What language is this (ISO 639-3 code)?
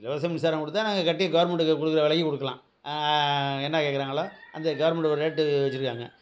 tam